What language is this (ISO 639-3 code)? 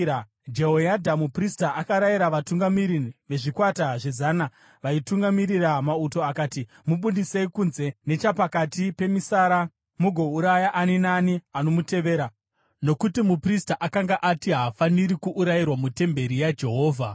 sna